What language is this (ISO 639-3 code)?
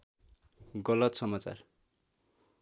nep